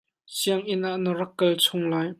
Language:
Hakha Chin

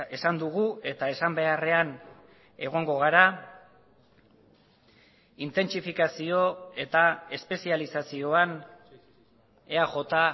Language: Basque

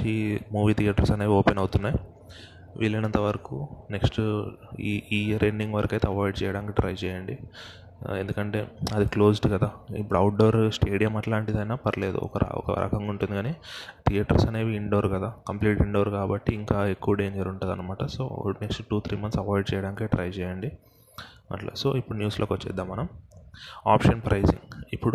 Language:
Telugu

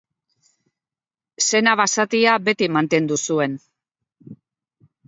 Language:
Basque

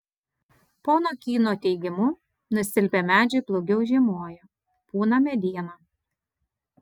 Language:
Lithuanian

